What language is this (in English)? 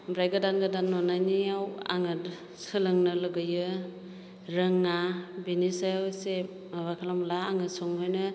Bodo